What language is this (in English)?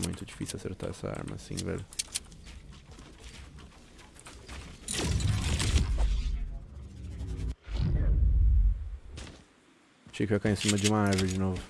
Portuguese